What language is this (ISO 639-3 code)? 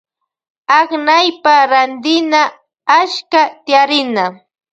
qvj